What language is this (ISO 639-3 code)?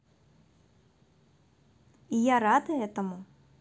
rus